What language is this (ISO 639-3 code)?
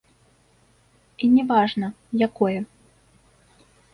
bel